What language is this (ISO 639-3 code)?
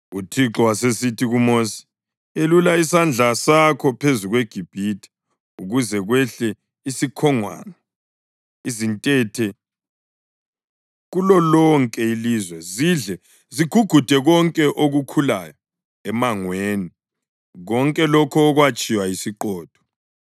nde